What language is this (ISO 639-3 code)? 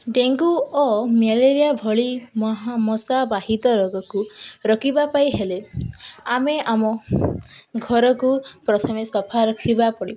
ori